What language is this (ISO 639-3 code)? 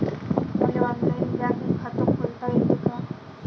mar